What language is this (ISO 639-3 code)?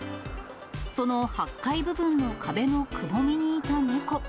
jpn